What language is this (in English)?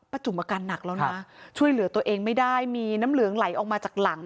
Thai